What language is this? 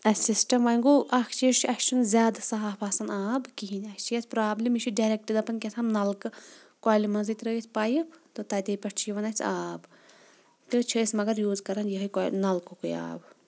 Kashmiri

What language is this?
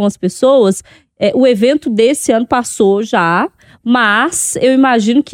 Portuguese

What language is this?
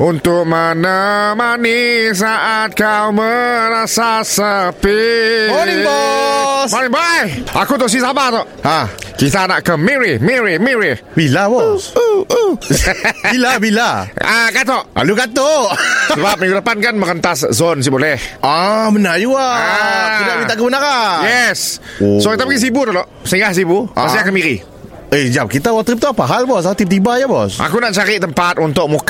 Malay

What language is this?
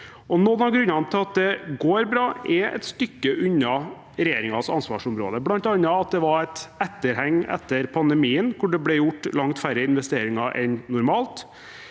Norwegian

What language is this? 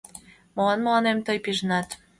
Mari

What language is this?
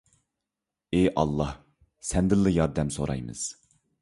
Uyghur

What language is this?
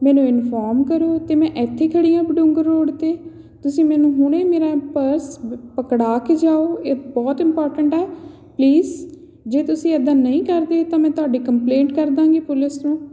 Punjabi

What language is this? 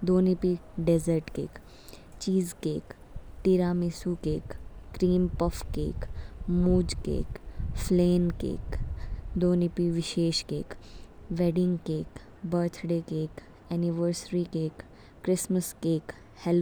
Kinnauri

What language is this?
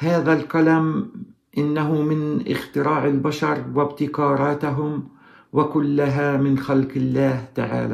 Arabic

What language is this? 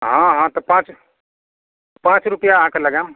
Maithili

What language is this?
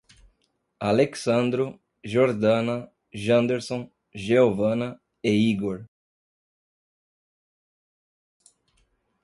Portuguese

